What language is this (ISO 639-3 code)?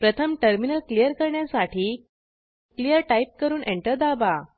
mar